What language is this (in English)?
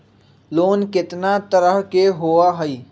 Magahi